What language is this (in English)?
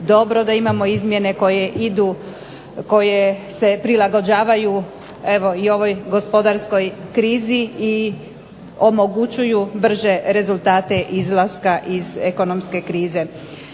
Croatian